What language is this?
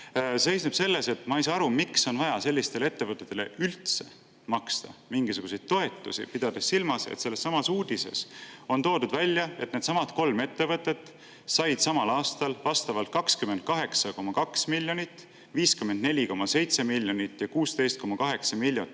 Estonian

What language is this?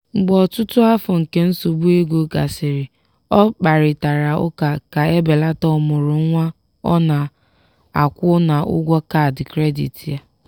Igbo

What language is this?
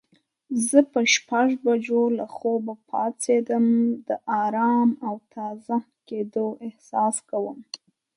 Pashto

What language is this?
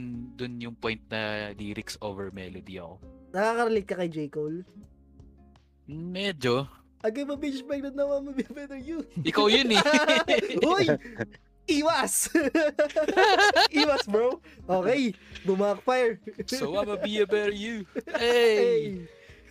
Filipino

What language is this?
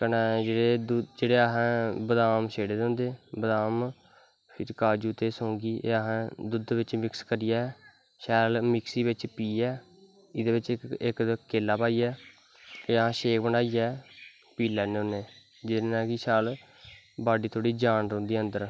Dogri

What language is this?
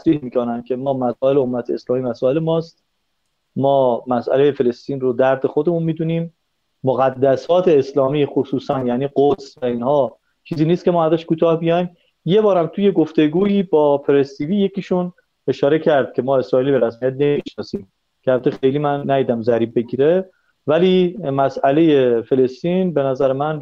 Persian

